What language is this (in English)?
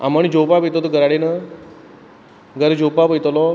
Konkani